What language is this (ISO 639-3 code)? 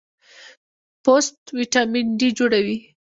pus